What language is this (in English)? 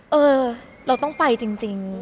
Thai